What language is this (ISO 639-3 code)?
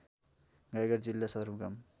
nep